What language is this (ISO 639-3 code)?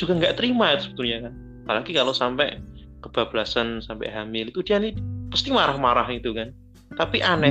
ind